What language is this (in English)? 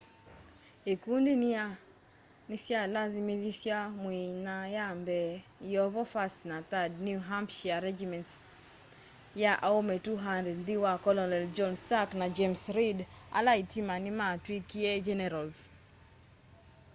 Kamba